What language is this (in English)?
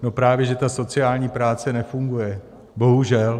Czech